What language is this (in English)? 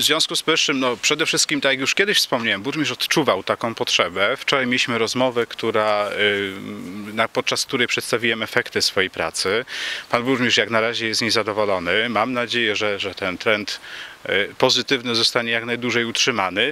Polish